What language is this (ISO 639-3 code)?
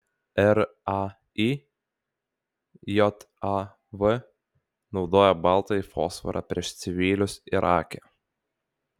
lit